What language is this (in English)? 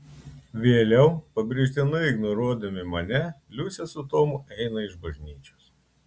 Lithuanian